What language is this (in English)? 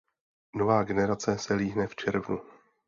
Czech